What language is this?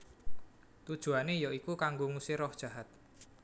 Javanese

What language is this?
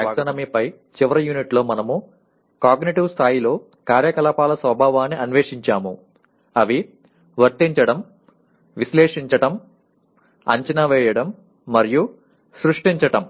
Telugu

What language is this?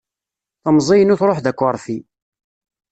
Kabyle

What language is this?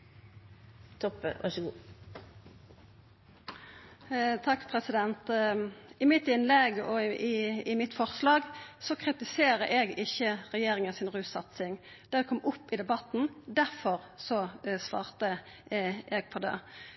Norwegian Nynorsk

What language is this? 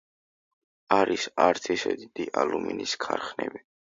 Georgian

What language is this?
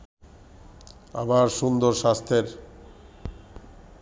Bangla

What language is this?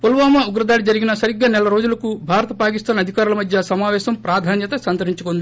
Telugu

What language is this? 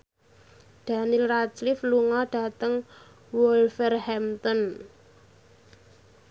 Javanese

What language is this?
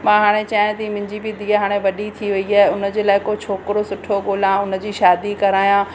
Sindhi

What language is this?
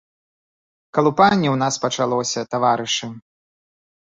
Belarusian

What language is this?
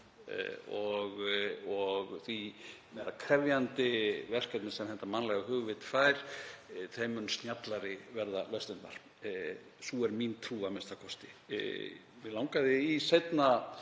Icelandic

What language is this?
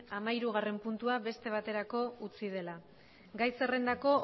Basque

